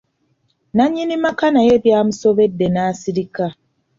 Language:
Ganda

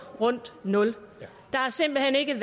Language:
Danish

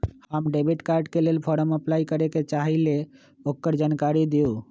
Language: Magahi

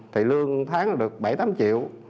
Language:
Vietnamese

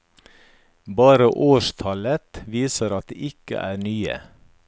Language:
Norwegian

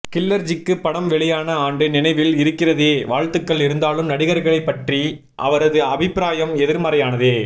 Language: Tamil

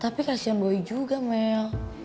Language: Indonesian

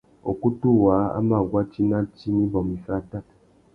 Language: Tuki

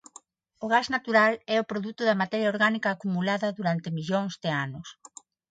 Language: Galician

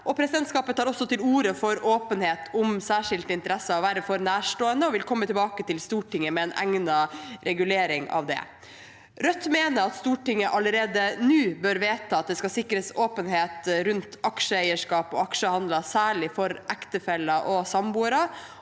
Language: Norwegian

